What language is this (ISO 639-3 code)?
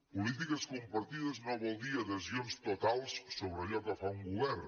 cat